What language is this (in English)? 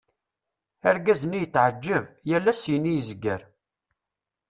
Kabyle